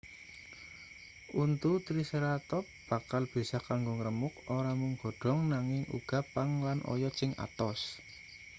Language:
Javanese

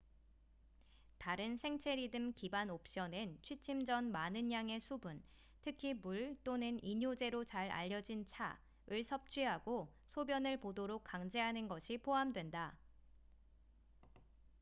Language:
Korean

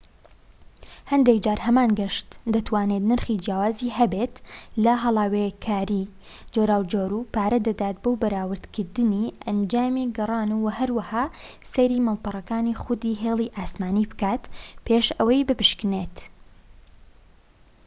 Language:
Central Kurdish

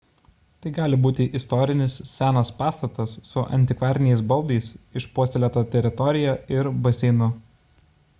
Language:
Lithuanian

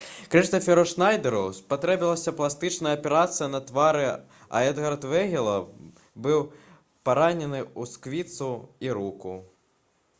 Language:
Belarusian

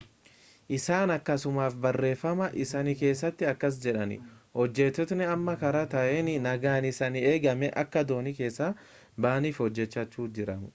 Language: Oromo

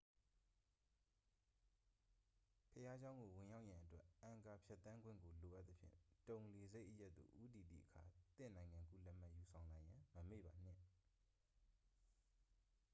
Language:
Burmese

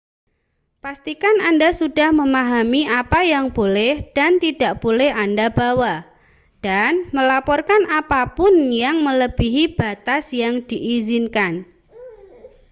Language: Indonesian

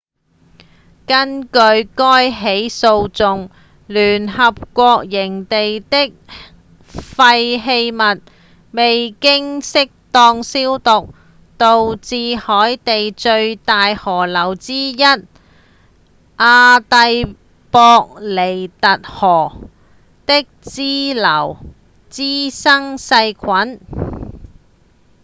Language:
Cantonese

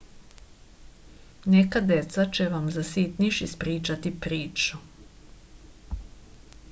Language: Serbian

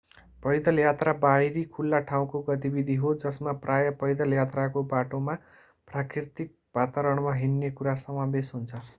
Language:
Nepali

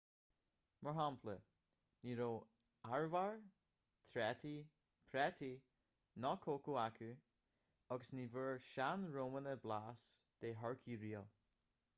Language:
Irish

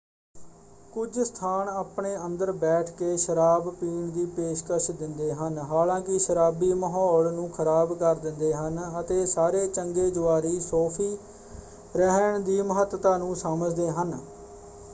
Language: Punjabi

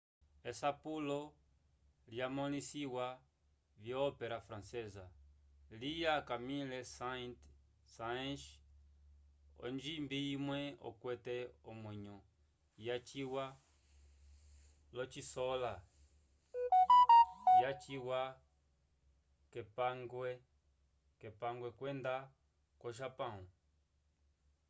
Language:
Umbundu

